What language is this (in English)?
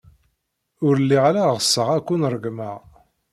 Kabyle